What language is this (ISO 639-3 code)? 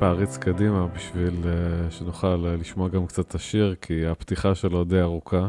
heb